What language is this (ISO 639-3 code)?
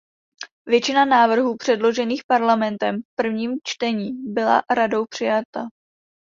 ces